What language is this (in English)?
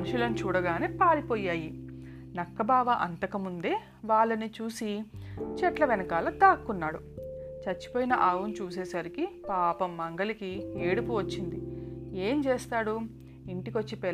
Telugu